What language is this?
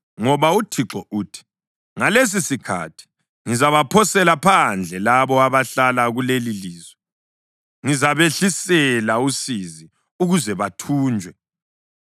North Ndebele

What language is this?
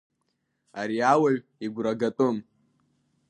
Abkhazian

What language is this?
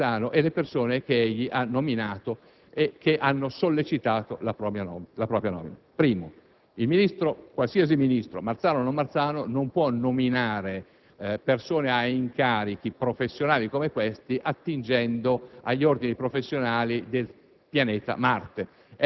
Italian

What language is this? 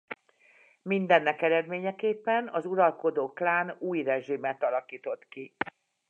Hungarian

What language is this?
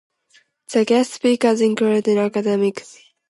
English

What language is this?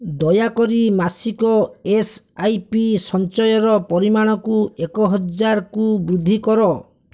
Odia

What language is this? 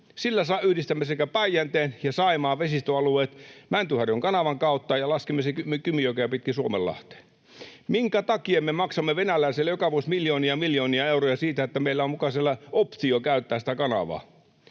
Finnish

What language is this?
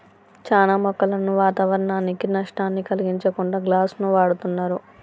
Telugu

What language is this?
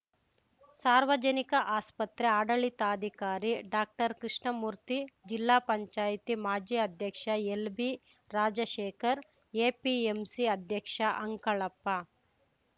Kannada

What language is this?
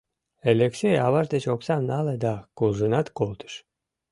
Mari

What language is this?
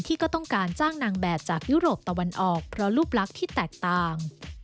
Thai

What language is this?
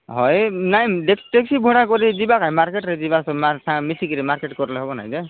Odia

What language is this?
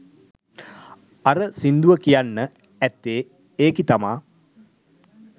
Sinhala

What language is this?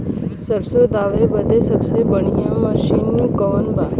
Bhojpuri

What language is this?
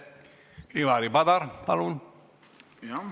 Estonian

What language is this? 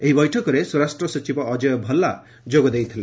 Odia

